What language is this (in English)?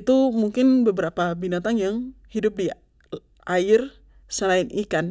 Papuan Malay